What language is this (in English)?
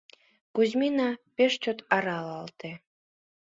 Mari